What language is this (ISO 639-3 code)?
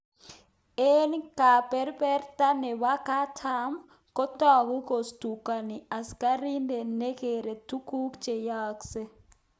kln